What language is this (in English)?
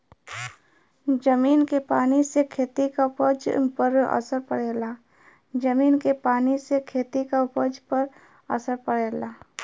Bhojpuri